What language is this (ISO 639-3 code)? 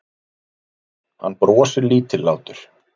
isl